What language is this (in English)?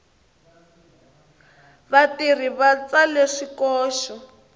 Tsonga